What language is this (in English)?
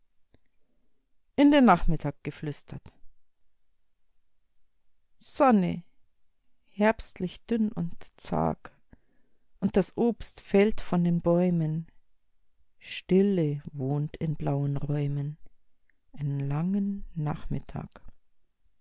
German